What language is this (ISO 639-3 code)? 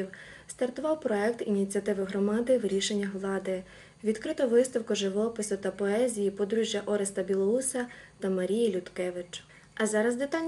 ukr